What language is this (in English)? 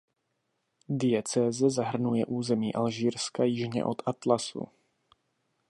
Czech